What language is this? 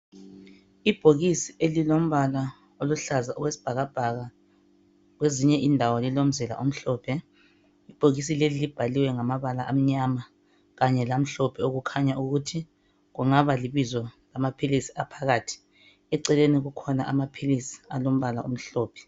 North Ndebele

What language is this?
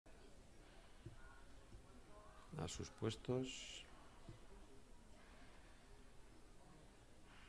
Spanish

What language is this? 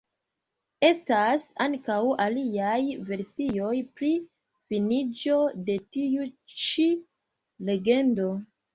Esperanto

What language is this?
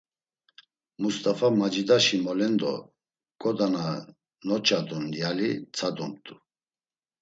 Laz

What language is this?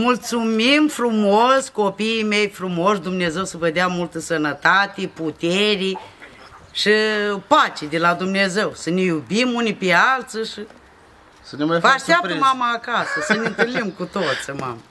Romanian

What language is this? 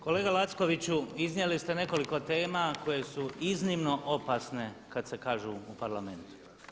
Croatian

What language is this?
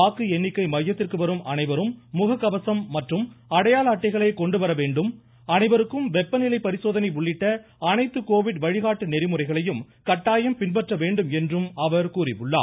Tamil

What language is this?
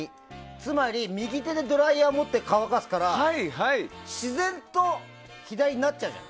Japanese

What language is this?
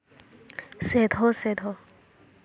Santali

